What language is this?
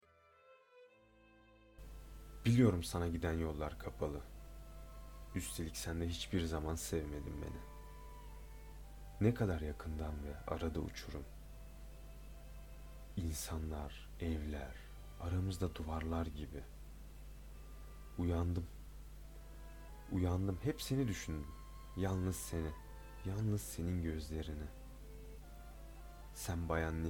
Turkish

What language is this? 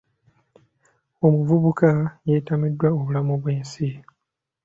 Ganda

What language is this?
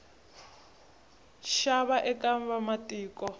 Tsonga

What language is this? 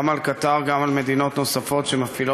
Hebrew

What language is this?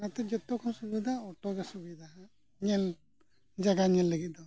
Santali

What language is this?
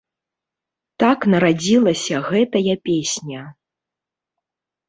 Belarusian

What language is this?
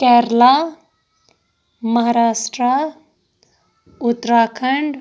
Kashmiri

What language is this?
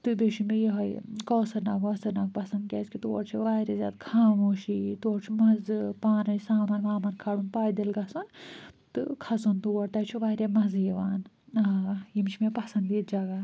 Kashmiri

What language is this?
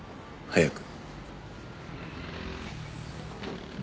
Japanese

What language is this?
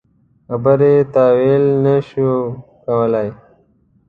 Pashto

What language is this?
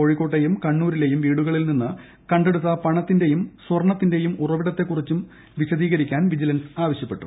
Malayalam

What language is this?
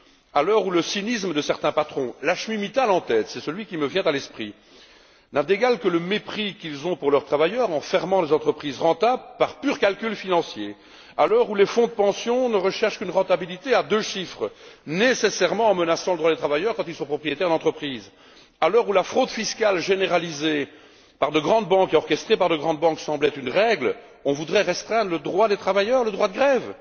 French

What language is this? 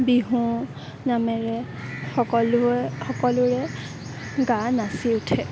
Assamese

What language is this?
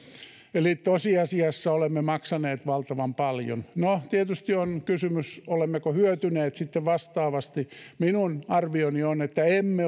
Finnish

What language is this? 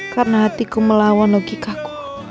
Indonesian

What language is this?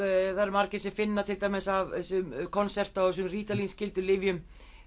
Icelandic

